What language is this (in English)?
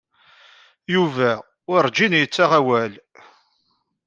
Kabyle